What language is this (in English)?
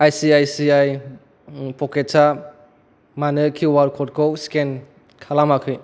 Bodo